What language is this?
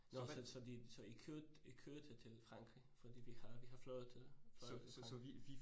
Danish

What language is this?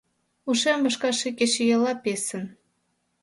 Mari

